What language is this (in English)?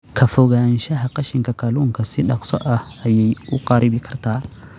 Somali